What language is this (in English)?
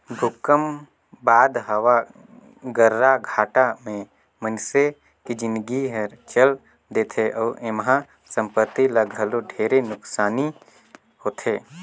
Chhattisgarhi